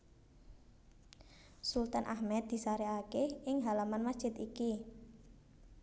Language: Javanese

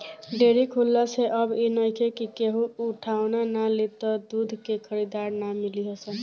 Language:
Bhojpuri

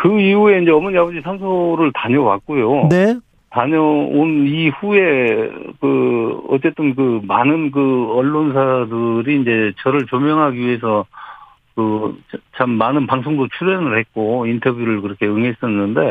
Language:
Korean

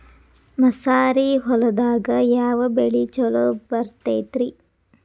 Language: Kannada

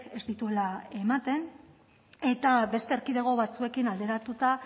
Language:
Basque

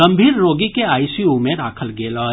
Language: Maithili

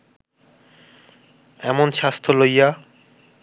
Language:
Bangla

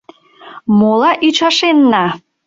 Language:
Mari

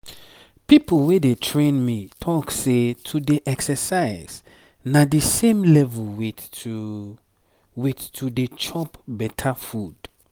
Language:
Nigerian Pidgin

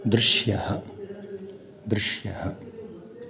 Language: Sanskrit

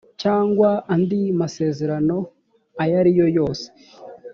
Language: Kinyarwanda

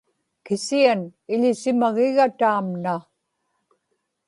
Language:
Inupiaq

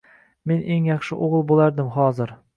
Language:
Uzbek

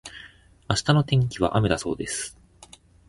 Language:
Japanese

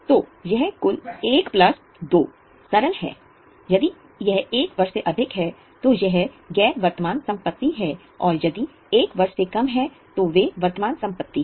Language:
Hindi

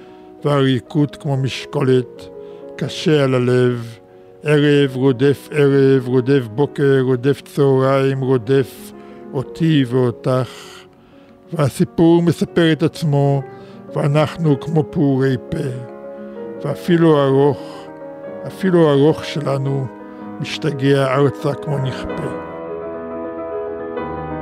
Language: Hebrew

